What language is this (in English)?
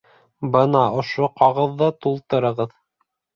Bashkir